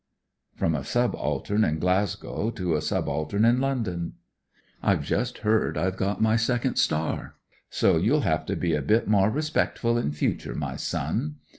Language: English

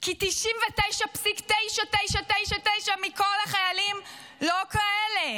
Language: Hebrew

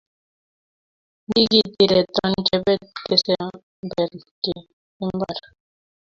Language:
Kalenjin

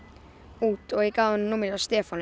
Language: Icelandic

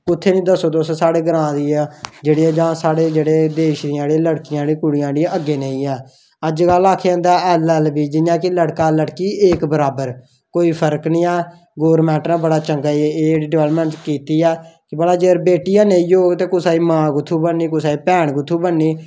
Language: Dogri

